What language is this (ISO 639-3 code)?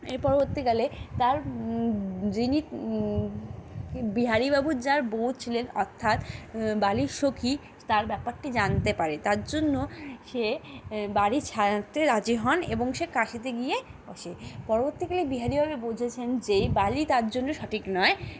ben